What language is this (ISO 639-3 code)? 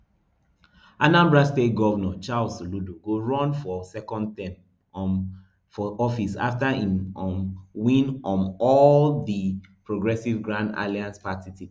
pcm